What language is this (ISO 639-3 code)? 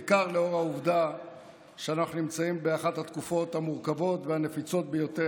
heb